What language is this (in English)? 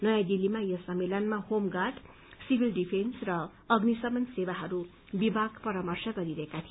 Nepali